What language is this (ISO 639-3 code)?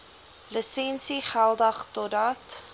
afr